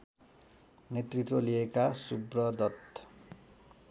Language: Nepali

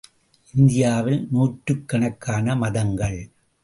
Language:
Tamil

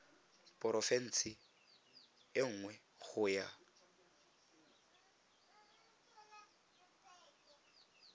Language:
Tswana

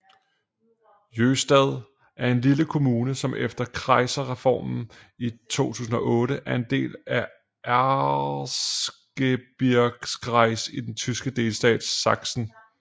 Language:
Danish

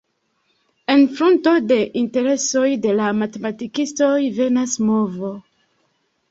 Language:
Esperanto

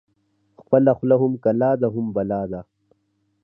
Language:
Pashto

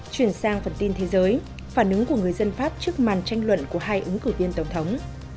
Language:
Vietnamese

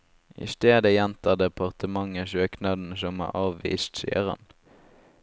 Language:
Norwegian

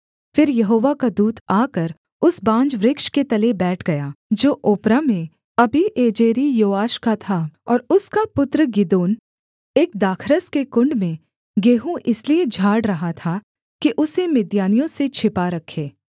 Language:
Hindi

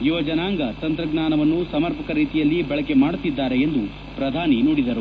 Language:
Kannada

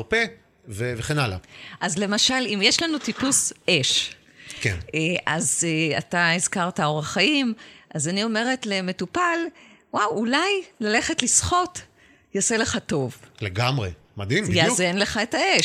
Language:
Hebrew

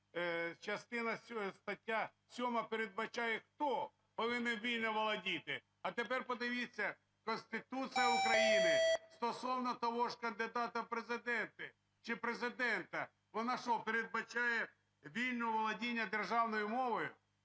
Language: Ukrainian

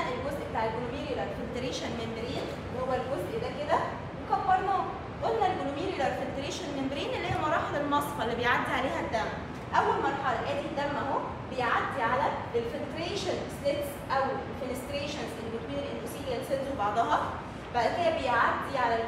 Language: Arabic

